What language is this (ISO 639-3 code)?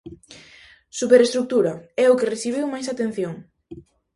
glg